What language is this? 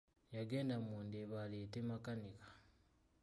Ganda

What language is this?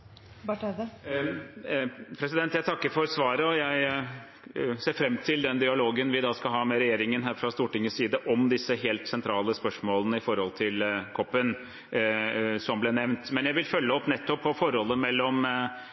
Norwegian Bokmål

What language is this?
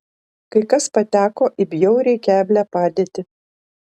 Lithuanian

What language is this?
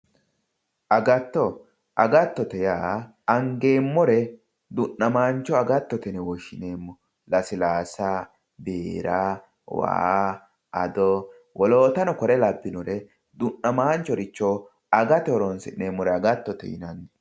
Sidamo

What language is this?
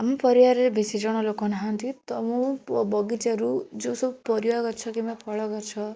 Odia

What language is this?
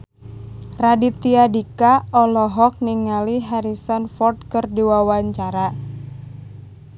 Sundanese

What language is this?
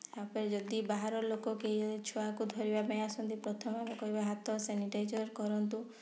Odia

